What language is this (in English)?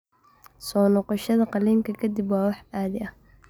Somali